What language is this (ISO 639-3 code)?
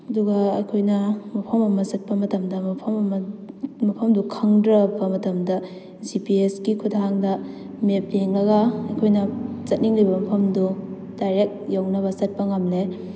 mni